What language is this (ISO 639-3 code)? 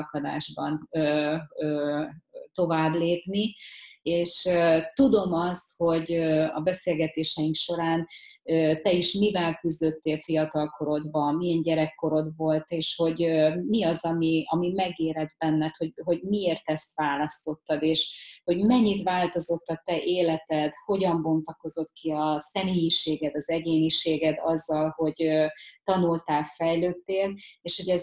hun